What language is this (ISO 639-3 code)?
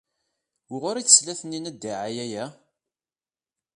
kab